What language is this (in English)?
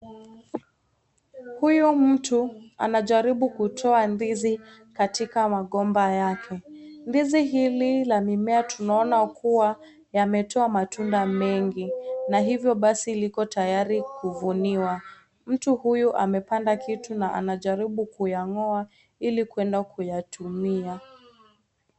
Swahili